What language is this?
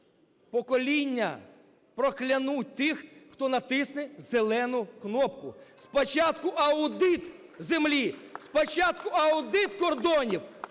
Ukrainian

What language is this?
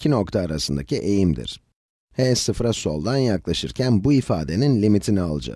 Turkish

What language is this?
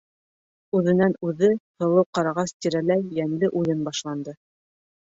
Bashkir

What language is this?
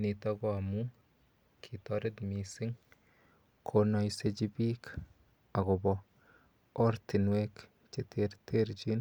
Kalenjin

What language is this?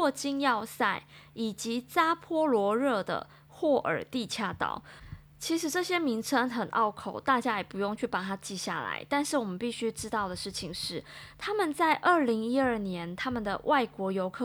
Chinese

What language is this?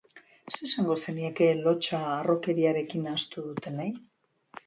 Basque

